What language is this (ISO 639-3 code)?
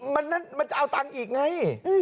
tha